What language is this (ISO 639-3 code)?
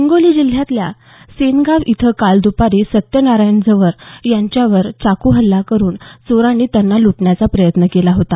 mar